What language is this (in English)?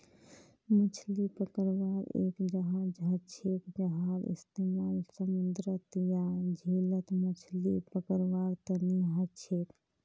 Magahi